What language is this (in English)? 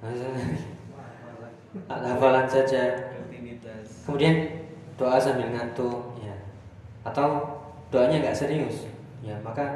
Indonesian